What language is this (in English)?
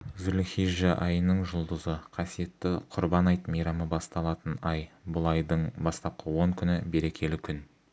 Kazakh